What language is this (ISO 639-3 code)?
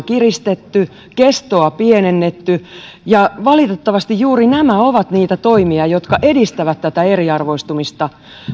fin